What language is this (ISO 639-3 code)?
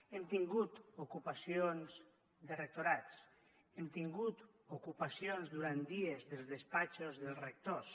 cat